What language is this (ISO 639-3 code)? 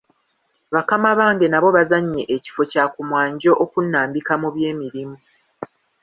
lug